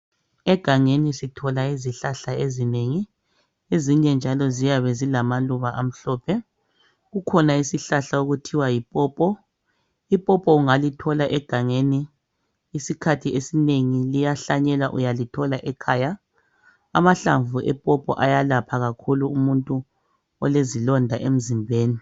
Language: North Ndebele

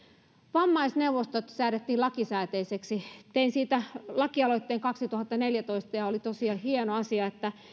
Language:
Finnish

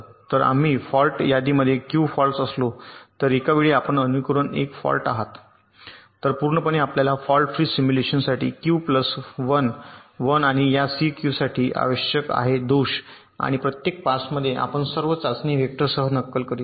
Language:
Marathi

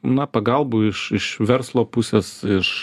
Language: Lithuanian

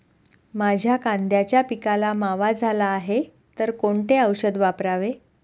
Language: Marathi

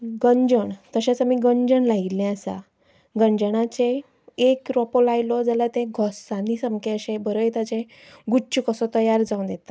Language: Konkani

